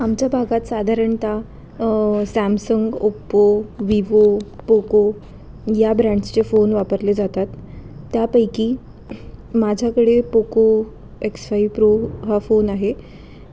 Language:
Marathi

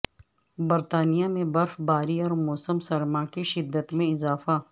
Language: Urdu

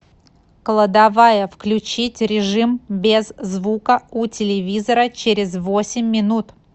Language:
Russian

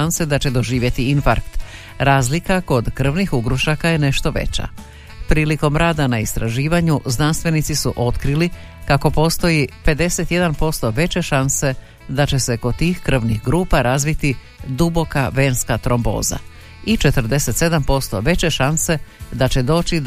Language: Croatian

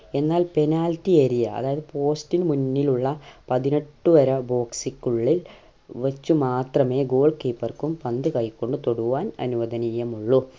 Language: Malayalam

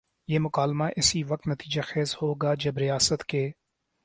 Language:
Urdu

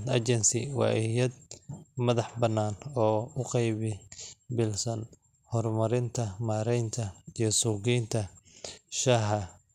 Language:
Somali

